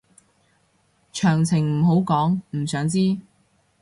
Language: Cantonese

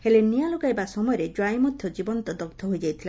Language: Odia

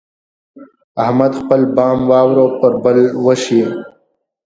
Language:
Pashto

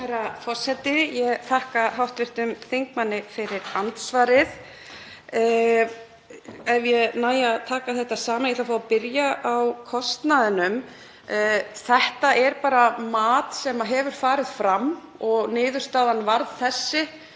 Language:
Icelandic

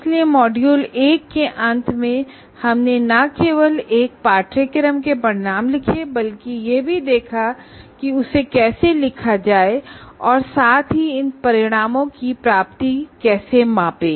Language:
Hindi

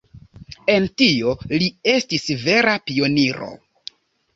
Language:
Esperanto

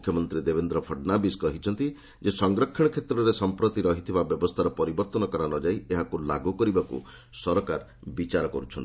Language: Odia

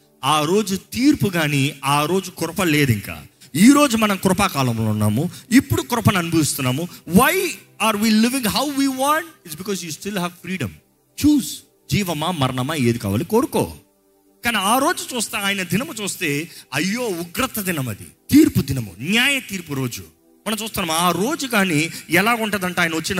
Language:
Telugu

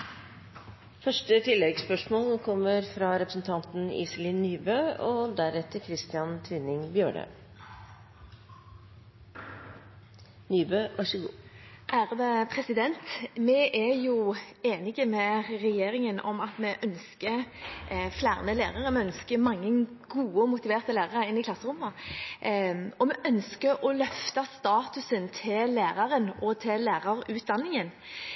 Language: Norwegian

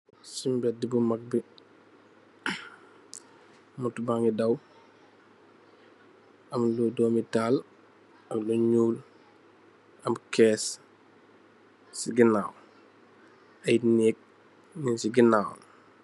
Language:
Wolof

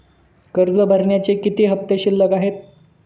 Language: Marathi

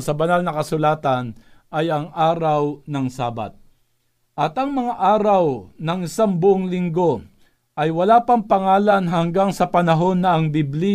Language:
Filipino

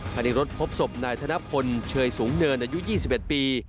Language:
Thai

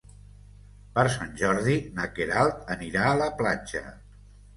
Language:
Catalan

